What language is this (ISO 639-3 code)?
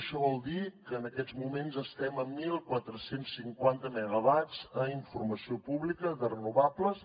cat